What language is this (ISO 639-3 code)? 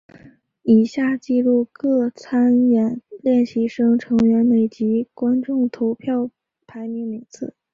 zho